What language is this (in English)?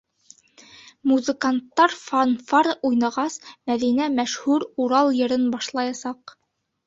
Bashkir